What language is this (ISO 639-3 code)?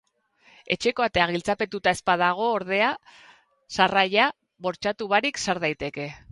eus